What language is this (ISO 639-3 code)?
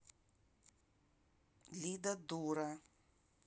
rus